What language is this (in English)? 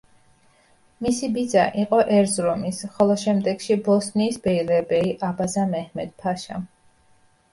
Georgian